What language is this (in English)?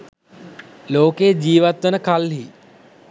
Sinhala